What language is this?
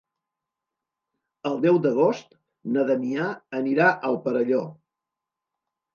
Catalan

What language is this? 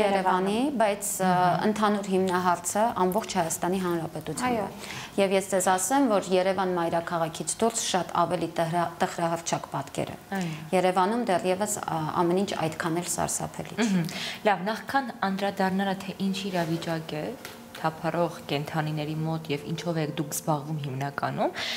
Romanian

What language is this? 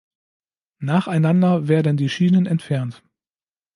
German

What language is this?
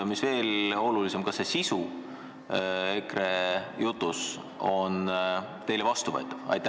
Estonian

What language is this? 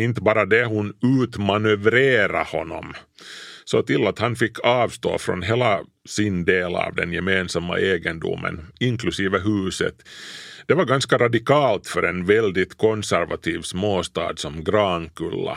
Swedish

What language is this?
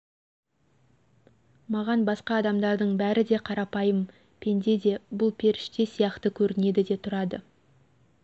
Kazakh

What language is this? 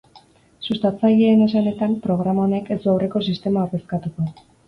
Basque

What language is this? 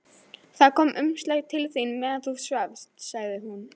Icelandic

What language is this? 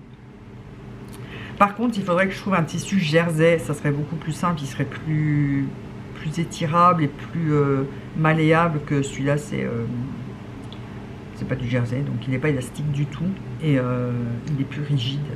French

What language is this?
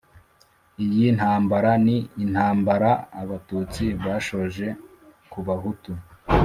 Kinyarwanda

